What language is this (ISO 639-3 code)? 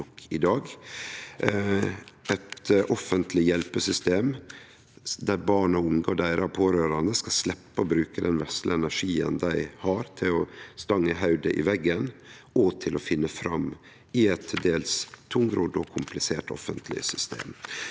nor